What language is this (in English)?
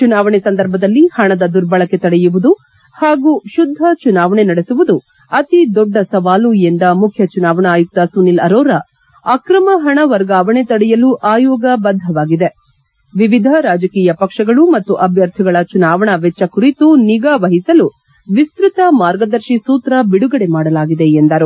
Kannada